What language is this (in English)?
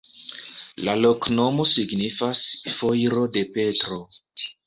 Esperanto